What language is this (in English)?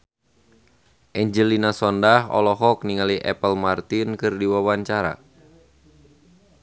Sundanese